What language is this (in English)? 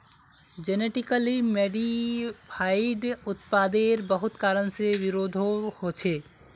Magahi